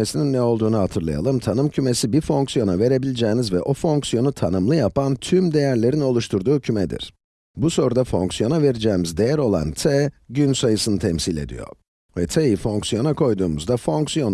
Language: Turkish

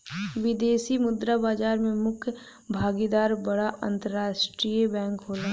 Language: Bhojpuri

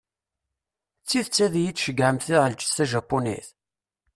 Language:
Kabyle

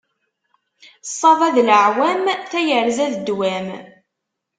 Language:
Kabyle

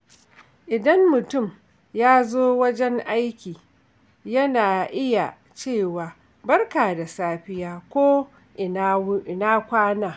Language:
Hausa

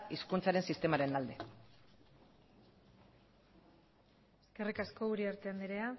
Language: Basque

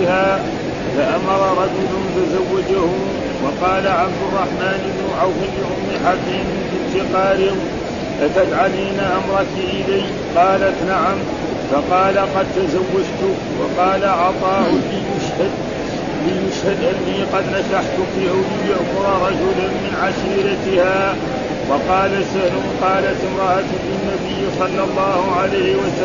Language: Arabic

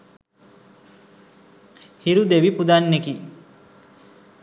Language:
Sinhala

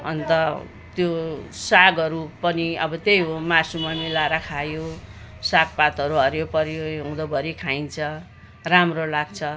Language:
Nepali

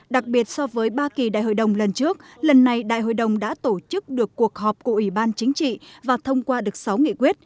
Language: Vietnamese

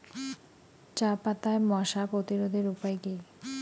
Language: Bangla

